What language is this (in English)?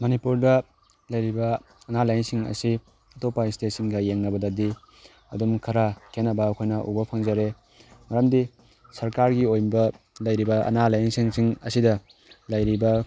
Manipuri